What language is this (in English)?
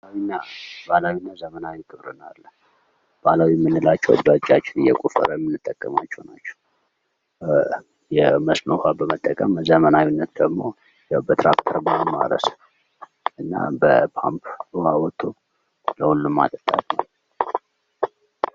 Amharic